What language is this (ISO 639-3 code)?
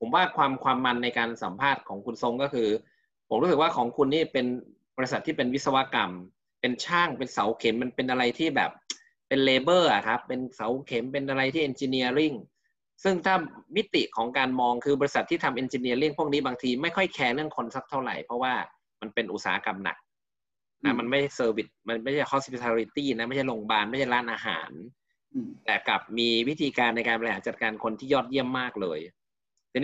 tha